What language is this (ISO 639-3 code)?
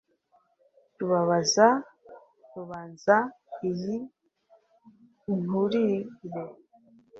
kin